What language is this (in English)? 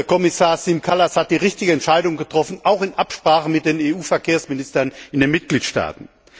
German